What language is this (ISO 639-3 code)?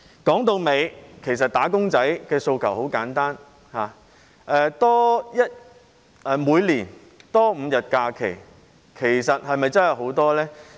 yue